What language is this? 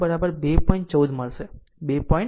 Gujarati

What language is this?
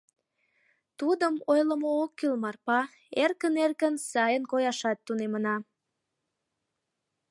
Mari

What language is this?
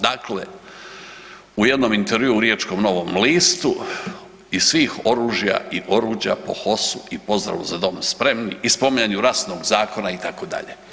Croatian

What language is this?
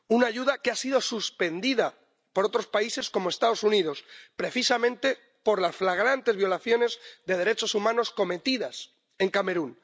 Spanish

